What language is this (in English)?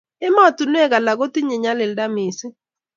Kalenjin